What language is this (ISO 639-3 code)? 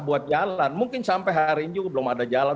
ind